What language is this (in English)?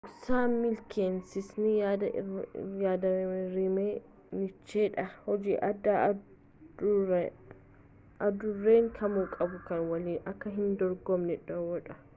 Oromo